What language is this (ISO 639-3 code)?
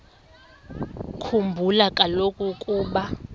xho